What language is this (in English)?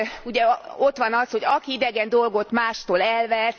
Hungarian